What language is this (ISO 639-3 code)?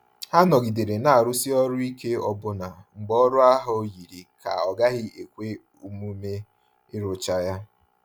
ibo